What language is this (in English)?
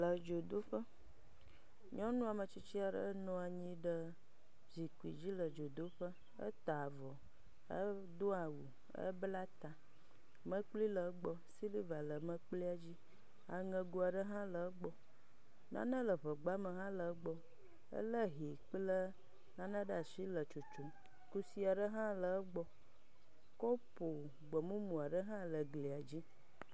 Ewe